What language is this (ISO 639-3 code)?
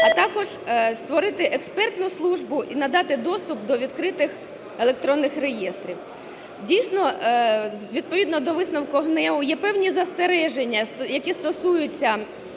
ukr